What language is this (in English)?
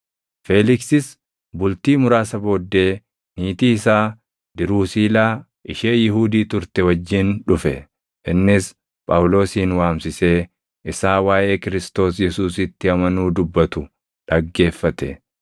Oromo